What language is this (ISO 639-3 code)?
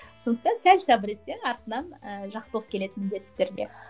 kaz